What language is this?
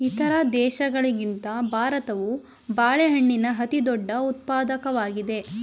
Kannada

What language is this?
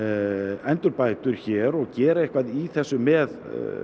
Icelandic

